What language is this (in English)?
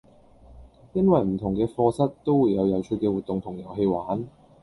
Cantonese